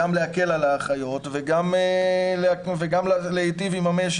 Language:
Hebrew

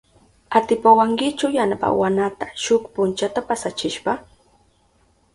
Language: Southern Pastaza Quechua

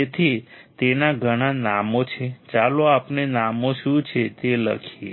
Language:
Gujarati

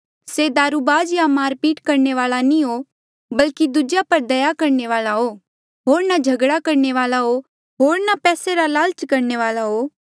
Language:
Mandeali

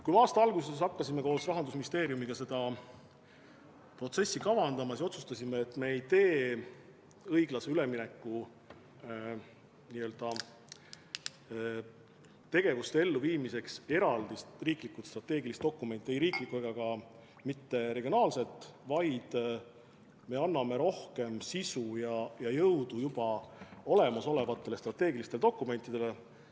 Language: Estonian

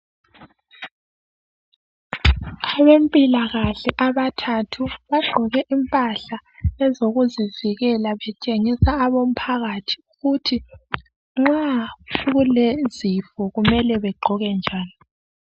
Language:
North Ndebele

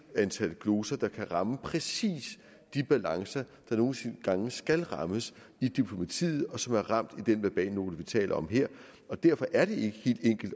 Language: Danish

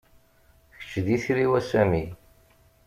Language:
Kabyle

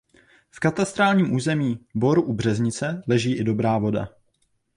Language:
Czech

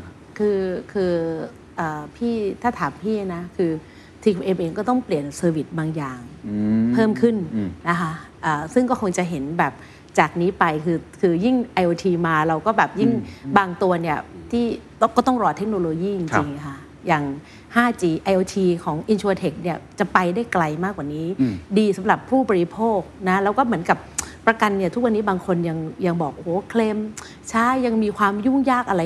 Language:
Thai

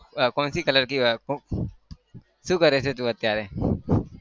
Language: Gujarati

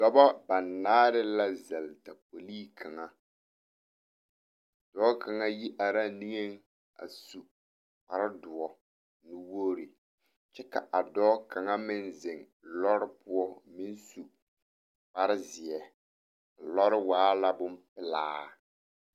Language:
Southern Dagaare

